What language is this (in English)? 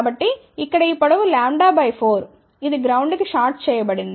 Telugu